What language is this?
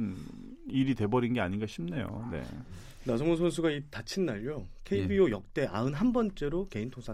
Korean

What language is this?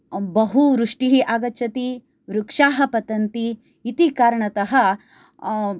Sanskrit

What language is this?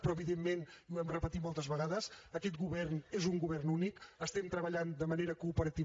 Catalan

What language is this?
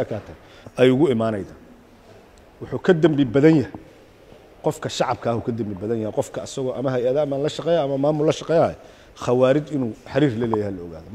Arabic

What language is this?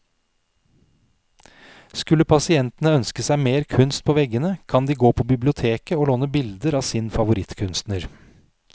Norwegian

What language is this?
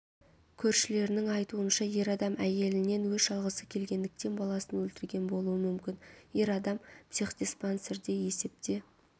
Kazakh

